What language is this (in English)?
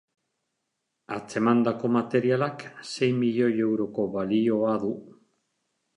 Basque